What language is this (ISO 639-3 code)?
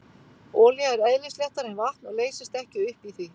isl